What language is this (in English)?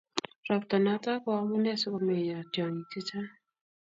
Kalenjin